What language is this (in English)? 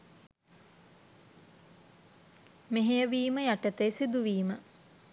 Sinhala